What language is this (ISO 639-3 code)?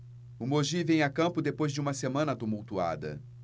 por